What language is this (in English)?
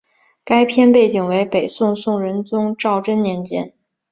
Chinese